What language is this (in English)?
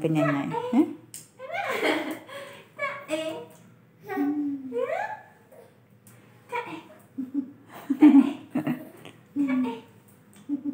Thai